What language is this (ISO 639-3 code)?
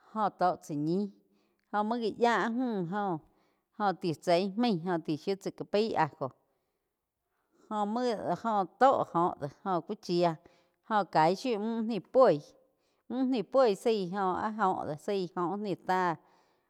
chq